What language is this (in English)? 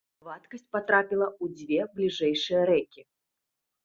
Belarusian